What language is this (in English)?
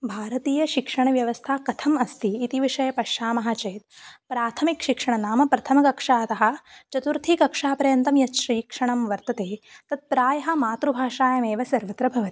Sanskrit